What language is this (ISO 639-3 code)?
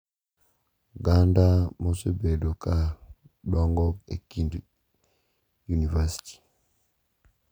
luo